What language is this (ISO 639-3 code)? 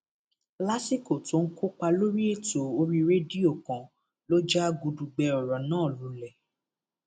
yor